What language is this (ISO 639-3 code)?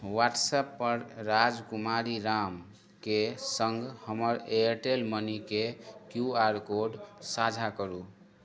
mai